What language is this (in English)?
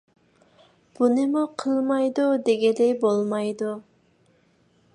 Uyghur